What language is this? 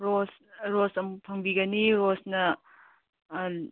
Manipuri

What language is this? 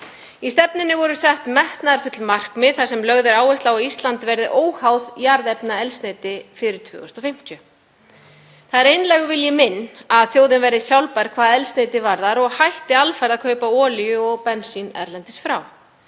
Icelandic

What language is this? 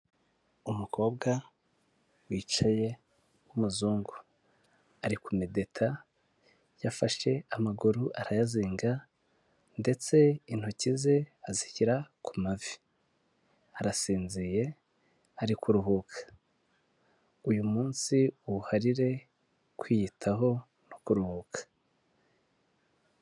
Kinyarwanda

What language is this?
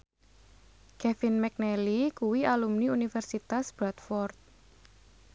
Javanese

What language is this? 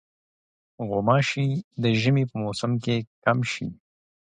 Pashto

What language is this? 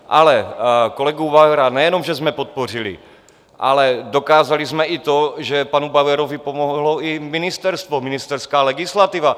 Czech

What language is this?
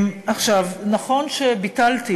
Hebrew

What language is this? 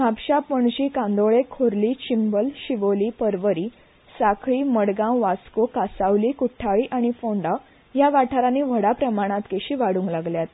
Konkani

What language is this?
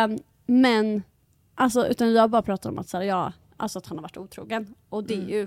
Swedish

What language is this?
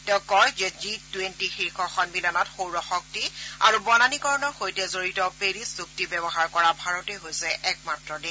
Assamese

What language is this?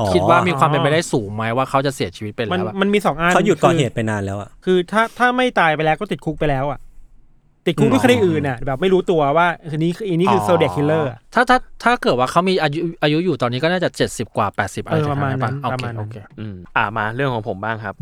Thai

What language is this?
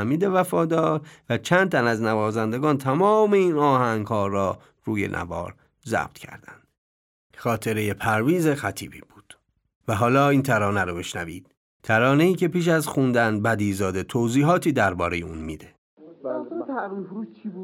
Persian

